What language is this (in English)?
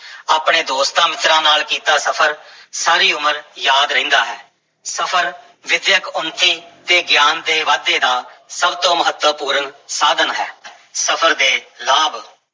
Punjabi